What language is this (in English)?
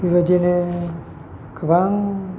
Bodo